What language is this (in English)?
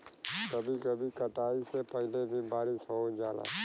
Bhojpuri